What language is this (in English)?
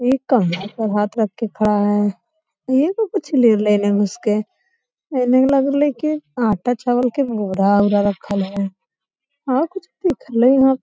Magahi